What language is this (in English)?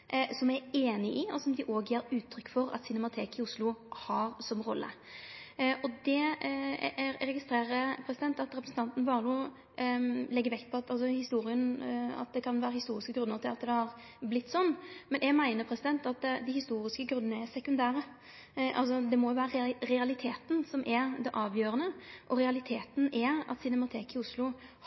Norwegian Nynorsk